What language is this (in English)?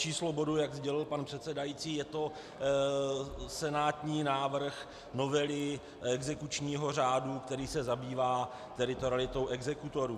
Czech